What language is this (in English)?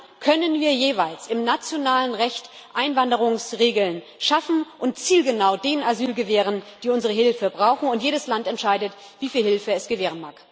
German